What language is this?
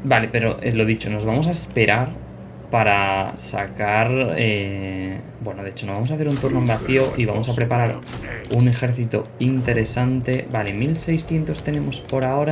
Spanish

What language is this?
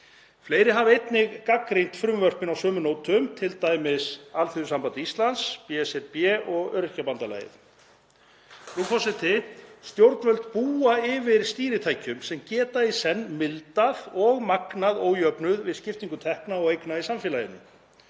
Icelandic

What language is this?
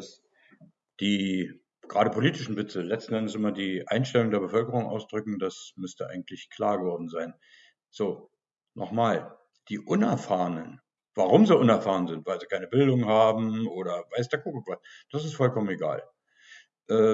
German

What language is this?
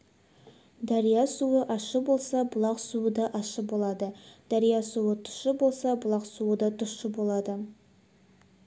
Kazakh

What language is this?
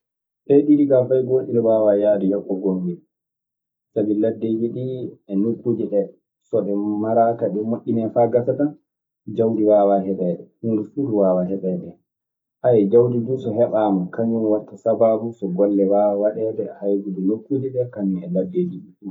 Maasina Fulfulde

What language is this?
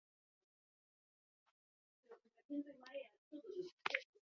Basque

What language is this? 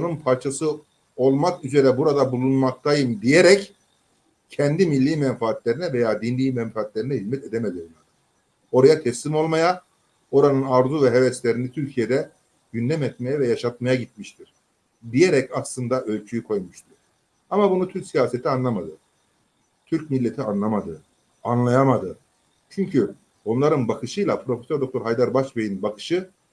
Turkish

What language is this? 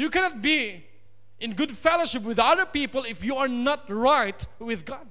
English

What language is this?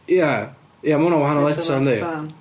Welsh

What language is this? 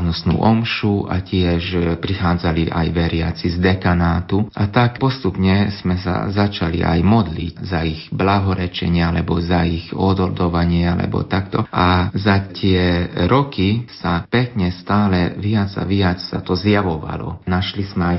Slovak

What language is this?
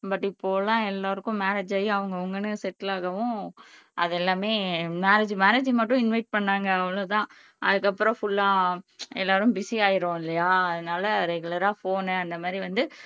Tamil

